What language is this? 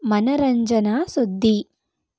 Kannada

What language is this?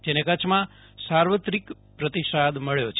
Gujarati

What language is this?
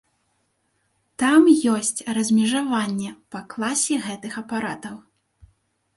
Belarusian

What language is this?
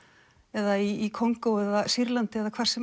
Icelandic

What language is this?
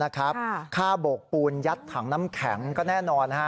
Thai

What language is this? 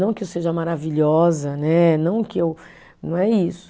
Portuguese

